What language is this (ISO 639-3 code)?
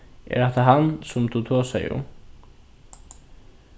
fao